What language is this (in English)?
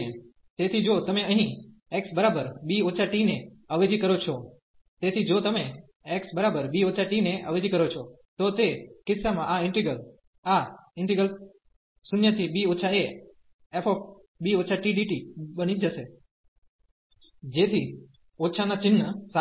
Gujarati